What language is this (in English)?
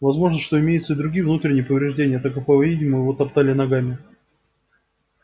Russian